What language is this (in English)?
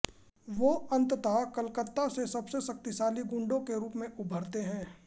Hindi